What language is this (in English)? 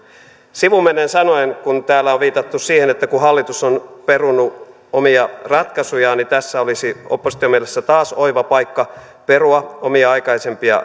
Finnish